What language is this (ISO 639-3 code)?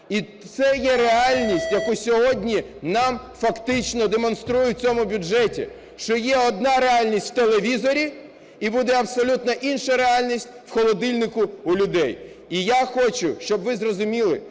ukr